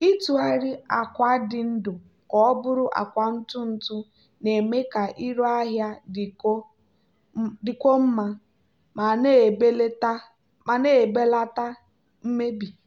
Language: Igbo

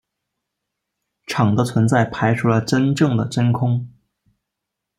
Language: Chinese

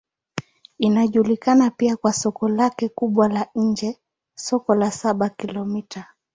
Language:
Swahili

